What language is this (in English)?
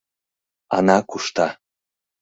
Mari